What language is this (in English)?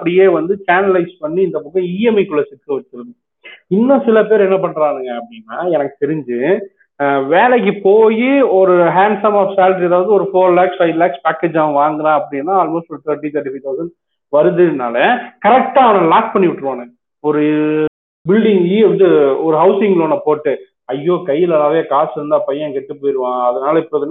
Tamil